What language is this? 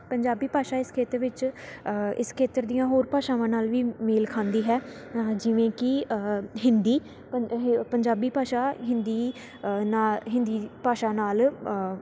Punjabi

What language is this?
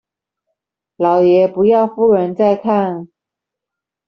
Chinese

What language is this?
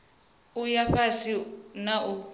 Venda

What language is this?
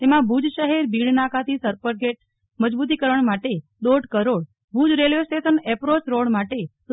Gujarati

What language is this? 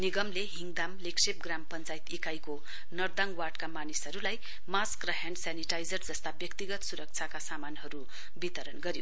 Nepali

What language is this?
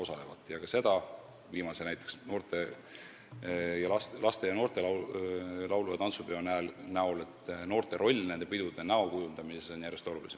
Estonian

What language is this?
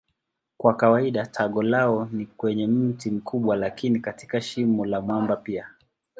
Swahili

